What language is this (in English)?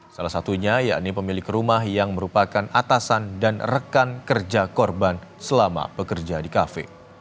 Indonesian